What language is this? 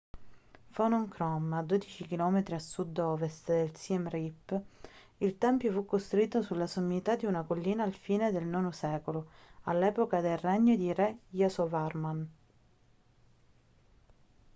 Italian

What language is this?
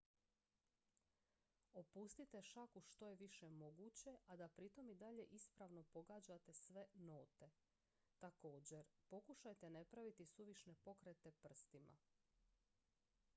Croatian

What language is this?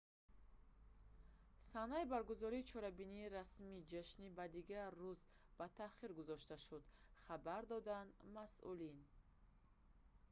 Tajik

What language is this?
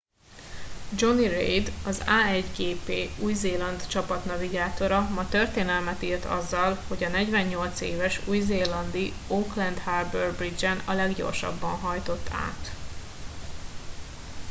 Hungarian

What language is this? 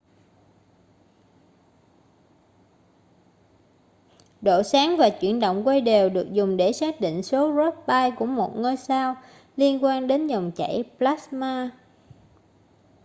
Vietnamese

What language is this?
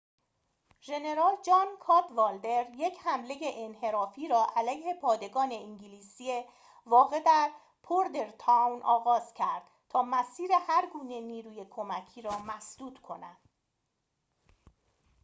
Persian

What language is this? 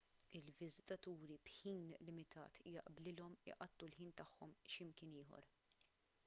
Maltese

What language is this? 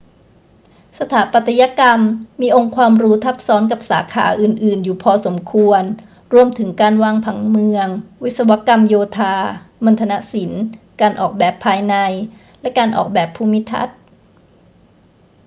Thai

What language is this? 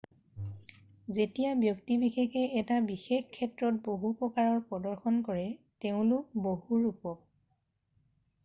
Assamese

